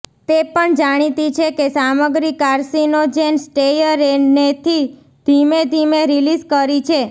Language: Gujarati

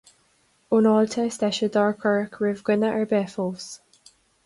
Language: Irish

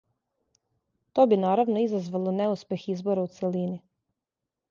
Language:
Serbian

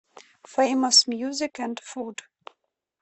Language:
Russian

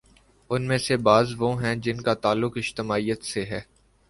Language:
Urdu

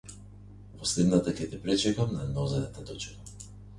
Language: Macedonian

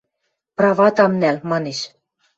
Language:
Western Mari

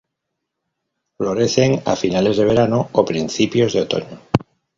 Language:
Spanish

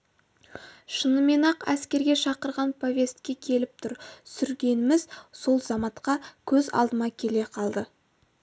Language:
Kazakh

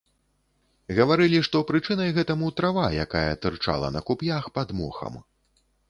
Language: Belarusian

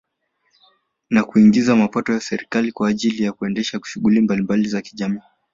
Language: Swahili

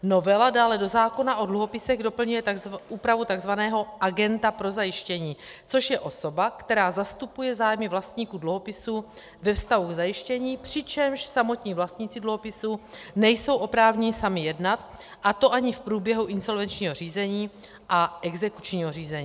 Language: Czech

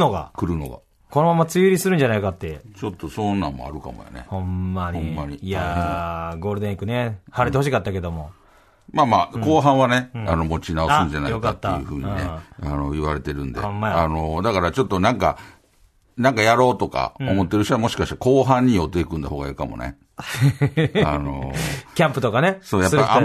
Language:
Japanese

